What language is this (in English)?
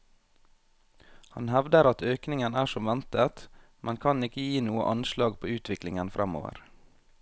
Norwegian